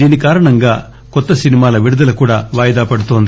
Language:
Telugu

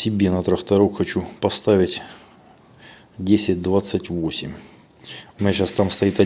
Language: Russian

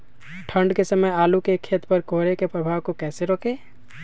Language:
Magahi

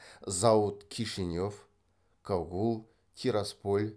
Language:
Kazakh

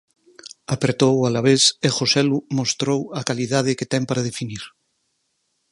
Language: Galician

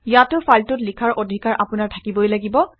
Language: Assamese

